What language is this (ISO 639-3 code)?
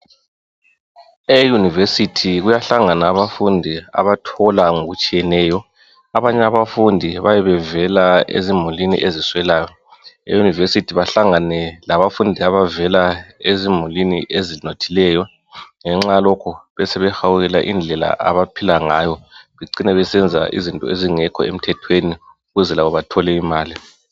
nde